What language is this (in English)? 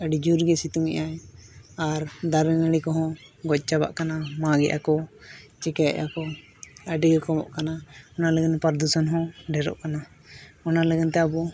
Santali